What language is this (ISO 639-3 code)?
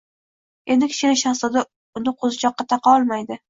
uzb